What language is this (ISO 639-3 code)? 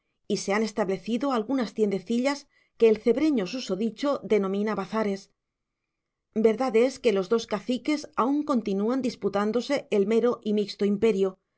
spa